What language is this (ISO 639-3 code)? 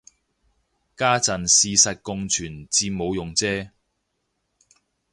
yue